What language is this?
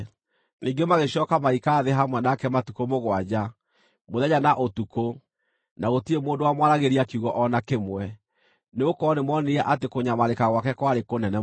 Kikuyu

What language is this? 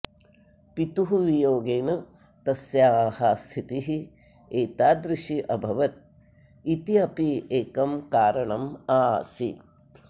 Sanskrit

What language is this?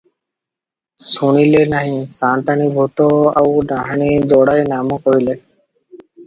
Odia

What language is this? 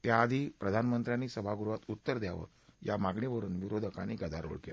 Marathi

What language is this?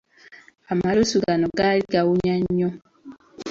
Ganda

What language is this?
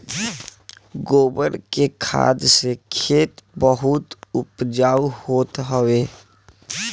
Bhojpuri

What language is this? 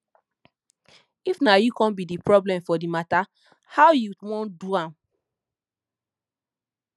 Nigerian Pidgin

